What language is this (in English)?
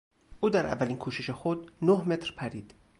Persian